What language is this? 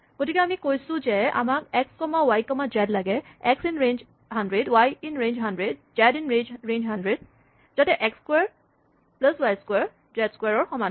Assamese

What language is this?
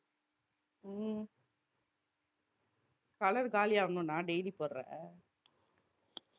Tamil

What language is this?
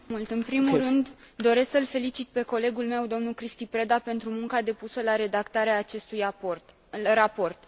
Romanian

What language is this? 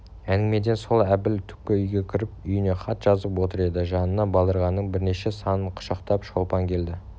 Kazakh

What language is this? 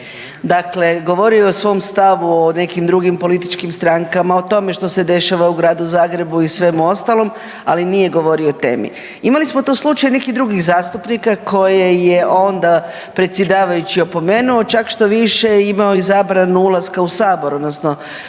Croatian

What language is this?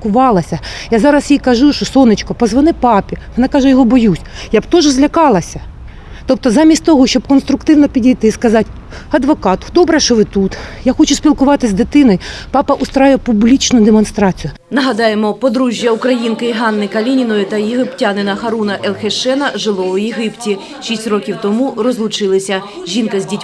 Ukrainian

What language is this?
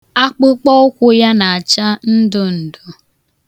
Igbo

